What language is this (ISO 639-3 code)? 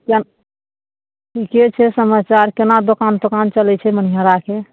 mai